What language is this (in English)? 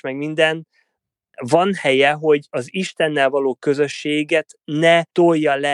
Hungarian